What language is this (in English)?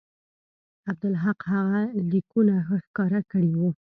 Pashto